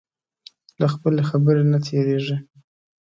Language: Pashto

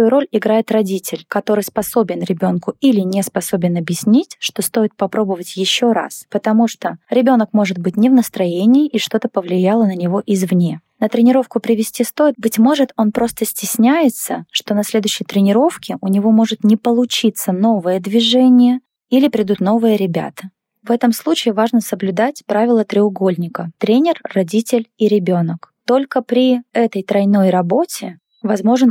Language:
Russian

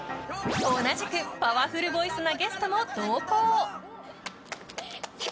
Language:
Japanese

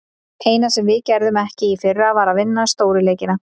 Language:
Icelandic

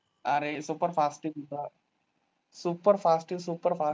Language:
Marathi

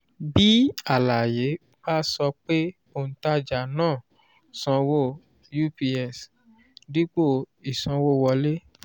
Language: Yoruba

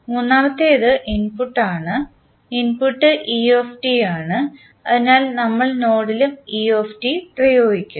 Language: Malayalam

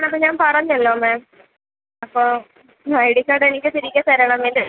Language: Malayalam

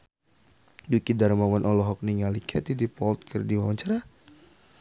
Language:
Sundanese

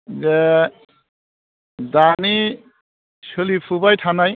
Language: Bodo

